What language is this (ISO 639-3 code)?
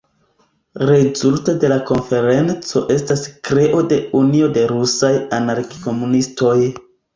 epo